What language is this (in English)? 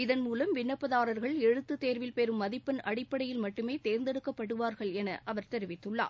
Tamil